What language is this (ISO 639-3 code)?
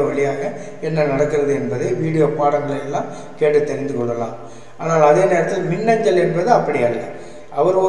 tam